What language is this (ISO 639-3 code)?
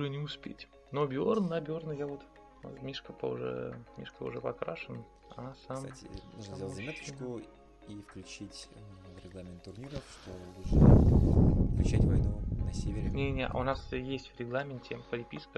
rus